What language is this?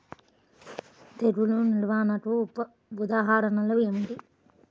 Telugu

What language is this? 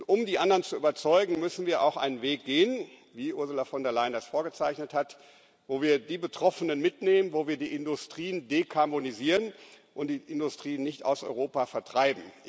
German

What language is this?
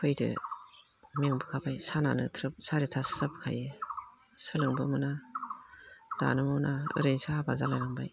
Bodo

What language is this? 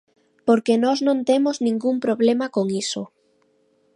Galician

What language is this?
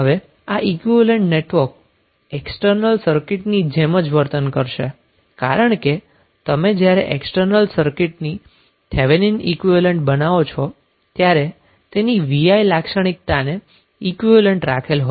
Gujarati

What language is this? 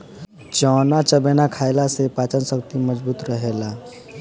Bhojpuri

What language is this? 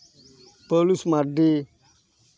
Santali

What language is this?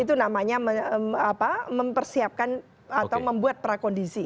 Indonesian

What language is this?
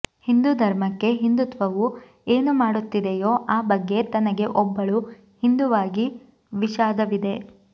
Kannada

